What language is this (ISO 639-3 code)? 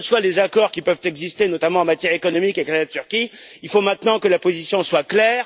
fra